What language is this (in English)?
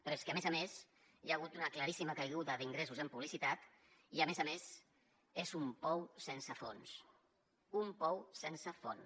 Catalan